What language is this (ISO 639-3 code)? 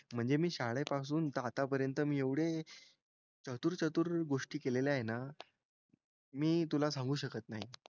mar